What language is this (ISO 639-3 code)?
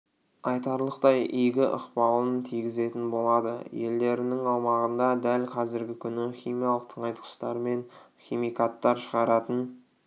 kaz